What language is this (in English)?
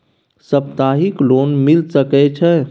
Maithili